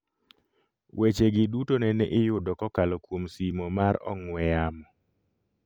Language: Luo (Kenya and Tanzania)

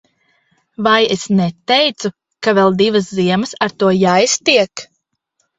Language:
Latvian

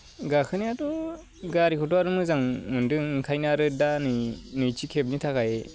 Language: Bodo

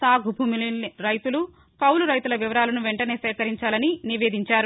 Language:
Telugu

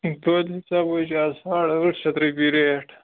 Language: Kashmiri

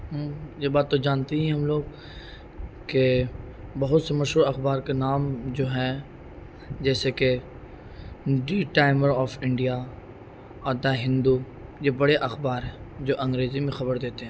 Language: Urdu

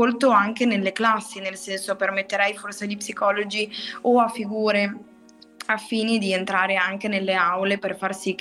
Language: Italian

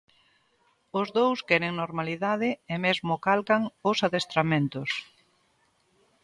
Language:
Galician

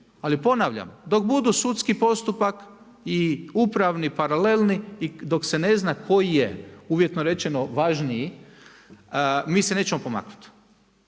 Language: Croatian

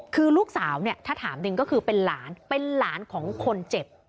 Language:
Thai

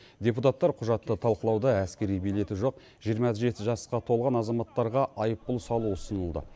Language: Kazakh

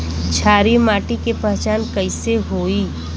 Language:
Bhojpuri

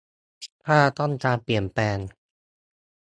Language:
Thai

